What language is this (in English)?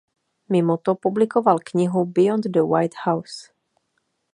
Czech